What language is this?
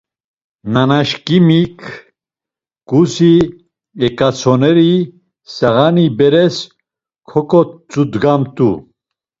Laz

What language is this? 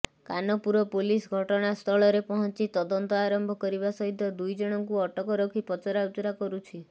Odia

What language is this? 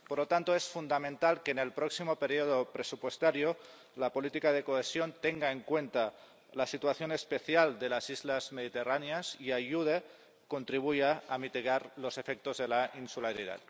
Spanish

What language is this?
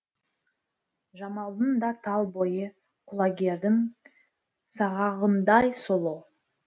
Kazakh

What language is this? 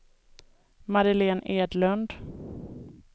Swedish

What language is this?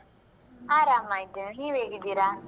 Kannada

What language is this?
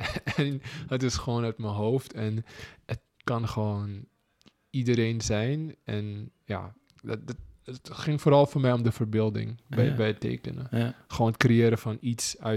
Dutch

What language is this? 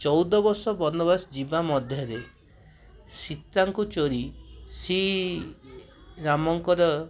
Odia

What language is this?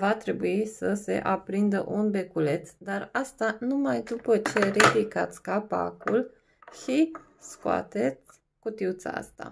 Romanian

